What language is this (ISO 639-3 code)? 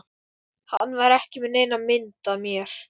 isl